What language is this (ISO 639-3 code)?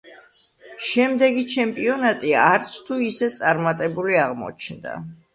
kat